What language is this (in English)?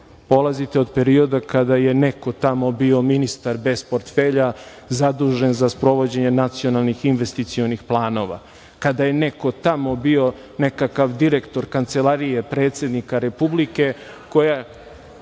Serbian